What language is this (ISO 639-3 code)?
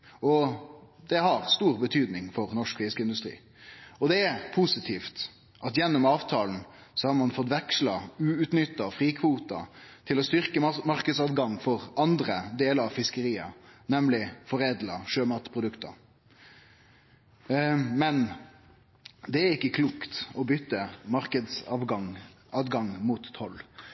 nno